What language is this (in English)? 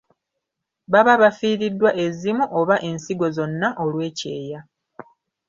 Ganda